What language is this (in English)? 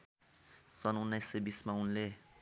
Nepali